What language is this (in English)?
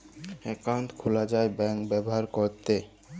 Bangla